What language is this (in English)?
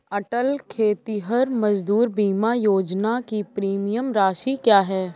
Hindi